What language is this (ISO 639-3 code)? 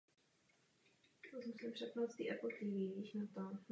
ces